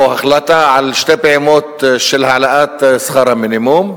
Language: Hebrew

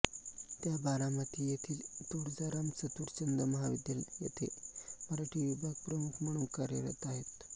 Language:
Marathi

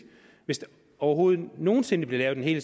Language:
Danish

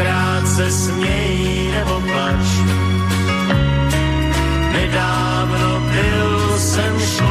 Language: Slovak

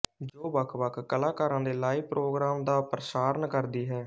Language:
Punjabi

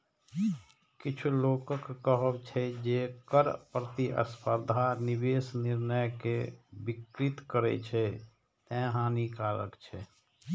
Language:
Maithili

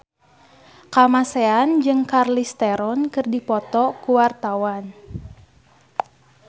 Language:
Sundanese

